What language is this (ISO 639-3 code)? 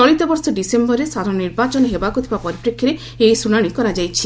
ori